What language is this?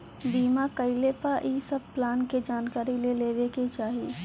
Bhojpuri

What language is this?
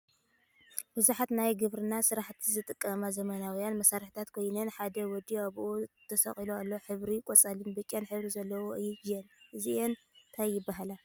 Tigrinya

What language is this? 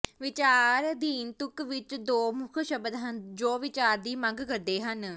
Punjabi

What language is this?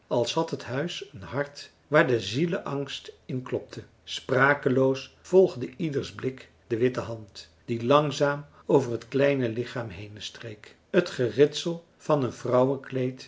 Dutch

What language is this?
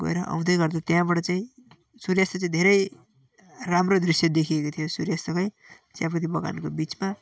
Nepali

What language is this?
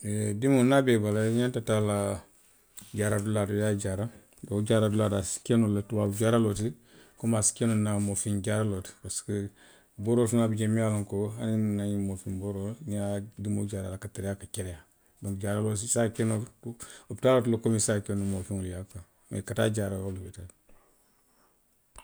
Western Maninkakan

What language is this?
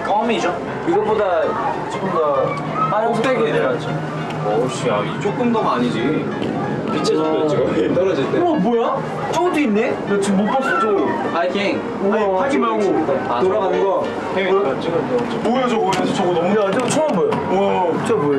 Korean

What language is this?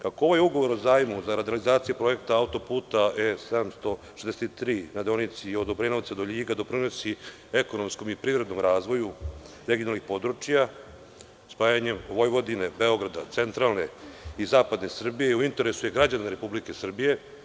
Serbian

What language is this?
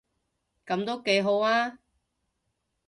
Cantonese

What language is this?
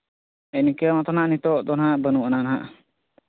Santali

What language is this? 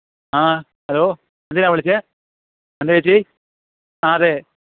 Malayalam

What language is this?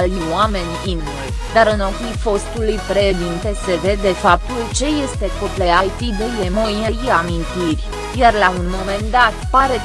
Romanian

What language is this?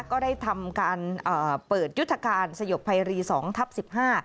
Thai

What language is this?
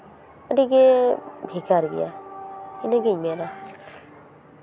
Santali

